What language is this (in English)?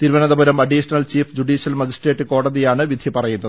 Malayalam